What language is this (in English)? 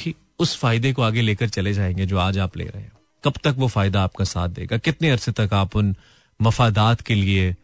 Hindi